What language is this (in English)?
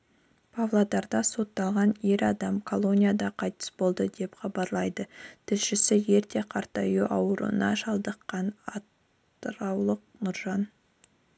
Kazakh